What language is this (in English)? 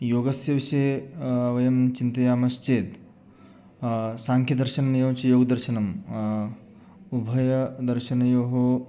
Sanskrit